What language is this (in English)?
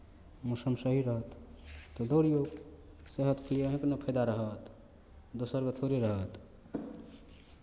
Maithili